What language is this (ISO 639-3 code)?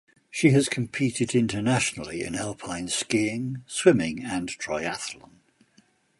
eng